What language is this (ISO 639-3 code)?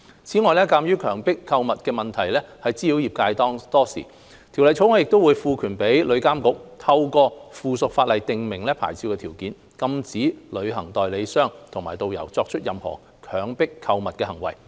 yue